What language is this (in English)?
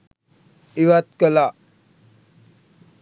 Sinhala